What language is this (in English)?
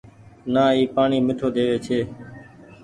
Goaria